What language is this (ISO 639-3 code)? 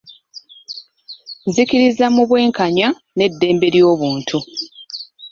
lug